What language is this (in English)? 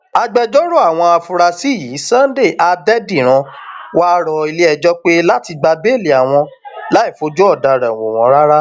Yoruba